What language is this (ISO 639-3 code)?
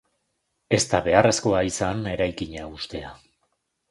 eus